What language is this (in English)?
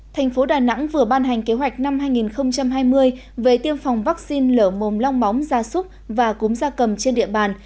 Vietnamese